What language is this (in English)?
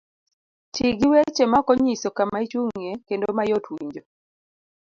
Luo (Kenya and Tanzania)